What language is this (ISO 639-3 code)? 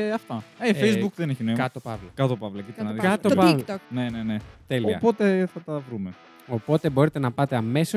ell